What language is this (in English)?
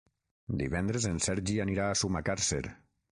Catalan